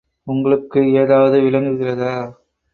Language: Tamil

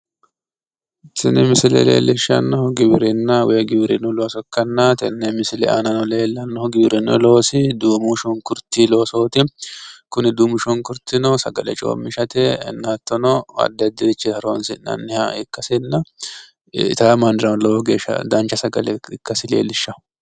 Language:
Sidamo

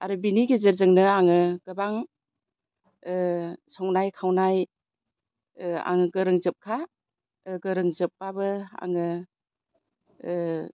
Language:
Bodo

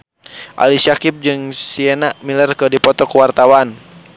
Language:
Sundanese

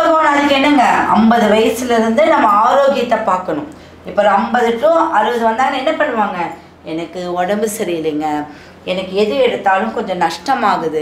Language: Tamil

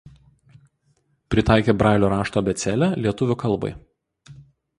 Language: Lithuanian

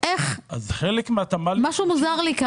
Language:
Hebrew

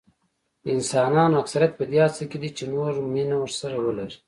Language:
Pashto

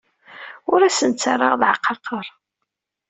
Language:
Kabyle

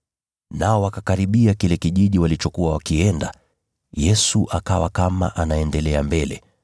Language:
Swahili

